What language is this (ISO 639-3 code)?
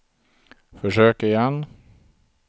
swe